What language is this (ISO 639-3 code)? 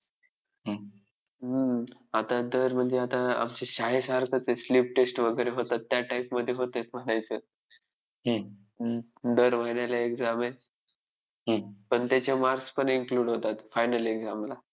mar